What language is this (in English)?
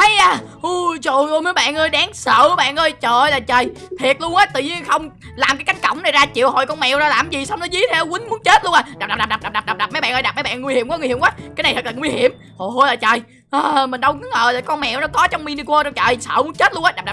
Vietnamese